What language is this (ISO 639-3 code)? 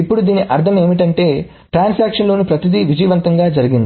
tel